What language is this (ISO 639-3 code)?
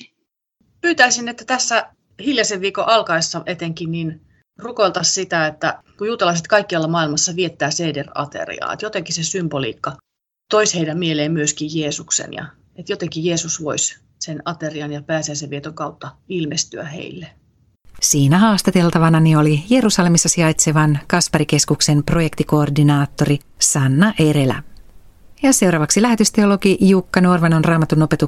fin